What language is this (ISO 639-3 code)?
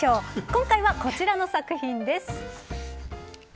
jpn